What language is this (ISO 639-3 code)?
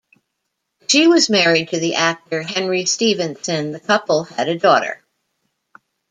eng